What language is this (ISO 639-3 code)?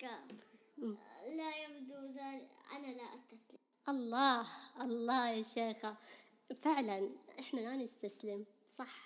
ara